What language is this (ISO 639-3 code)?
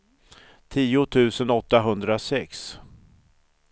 swe